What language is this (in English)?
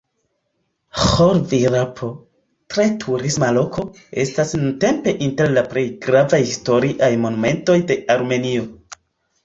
Esperanto